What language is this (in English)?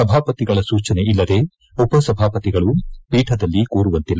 Kannada